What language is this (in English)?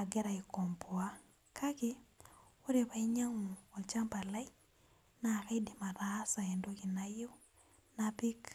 Masai